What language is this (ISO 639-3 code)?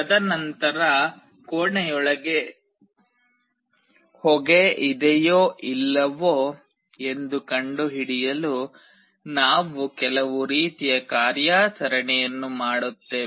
kan